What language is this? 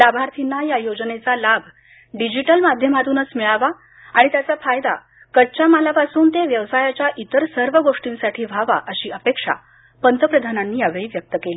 Marathi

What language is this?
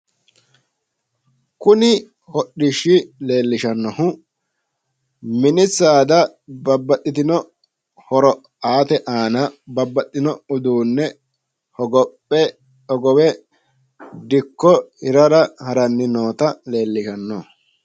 Sidamo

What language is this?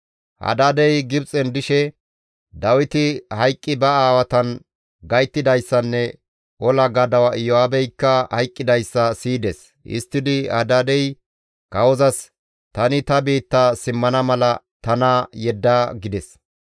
Gamo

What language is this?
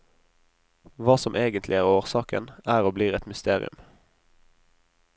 Norwegian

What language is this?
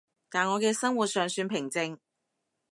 Cantonese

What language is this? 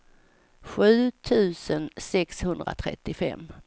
Swedish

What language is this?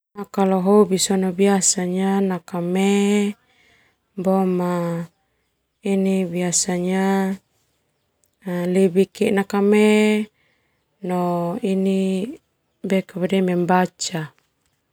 Termanu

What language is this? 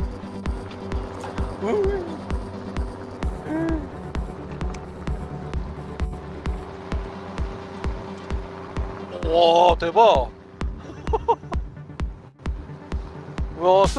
Korean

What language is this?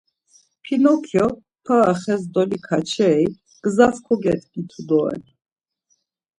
Laz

